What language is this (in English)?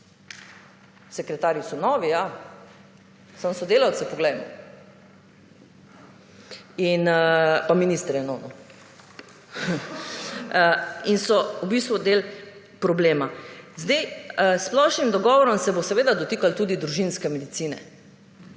Slovenian